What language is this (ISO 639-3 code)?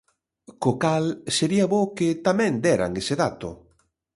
glg